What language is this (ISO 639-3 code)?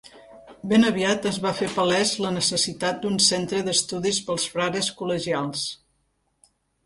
cat